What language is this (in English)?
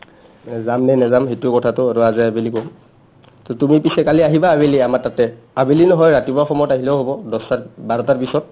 Assamese